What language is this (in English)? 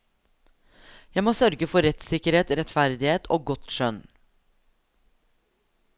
Norwegian